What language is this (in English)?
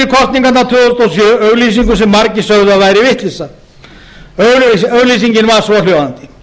Icelandic